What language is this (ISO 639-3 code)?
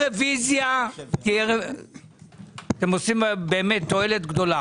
heb